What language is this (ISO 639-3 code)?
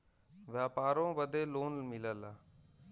bho